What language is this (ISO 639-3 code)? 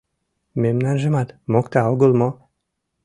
chm